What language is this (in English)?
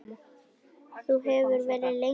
Icelandic